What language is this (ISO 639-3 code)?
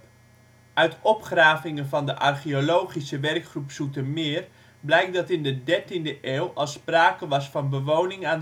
nld